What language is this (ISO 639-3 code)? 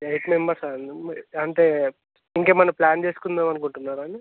tel